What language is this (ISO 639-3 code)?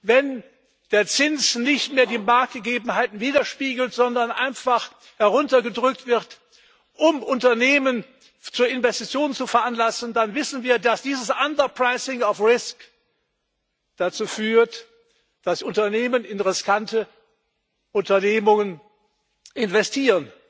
deu